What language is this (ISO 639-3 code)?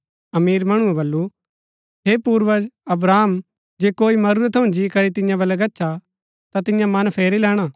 gbk